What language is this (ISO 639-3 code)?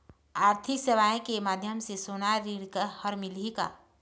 hne